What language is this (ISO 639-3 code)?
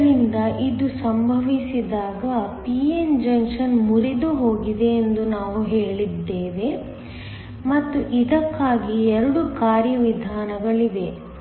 kan